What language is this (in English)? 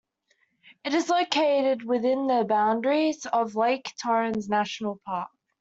English